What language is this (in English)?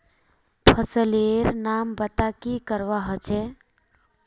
Magahi